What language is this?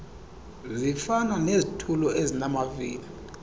Xhosa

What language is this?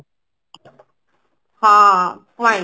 Odia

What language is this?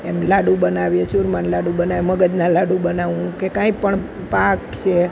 Gujarati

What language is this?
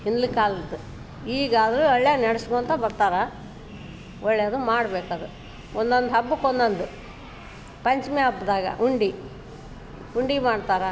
Kannada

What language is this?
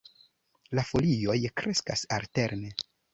Esperanto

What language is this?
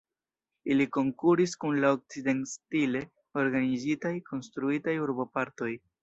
Esperanto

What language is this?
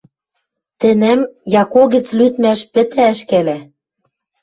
Western Mari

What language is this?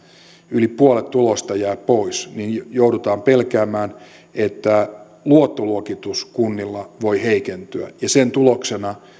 Finnish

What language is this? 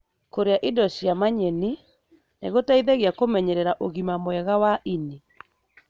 Kikuyu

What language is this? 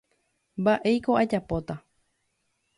Guarani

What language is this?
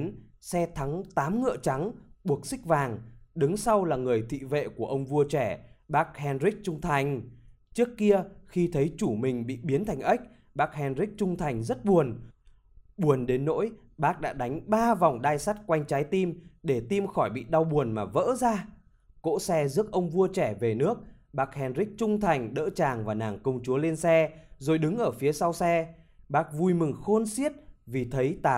Vietnamese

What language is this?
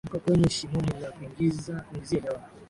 Swahili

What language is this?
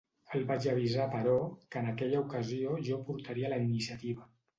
Catalan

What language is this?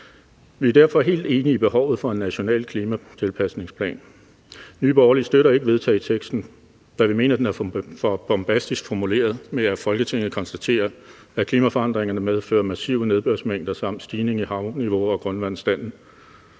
Danish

